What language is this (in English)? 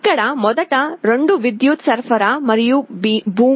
Telugu